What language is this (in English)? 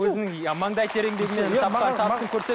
Kazakh